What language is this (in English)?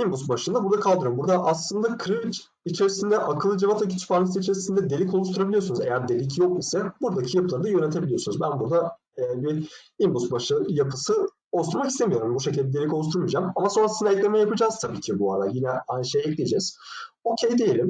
Turkish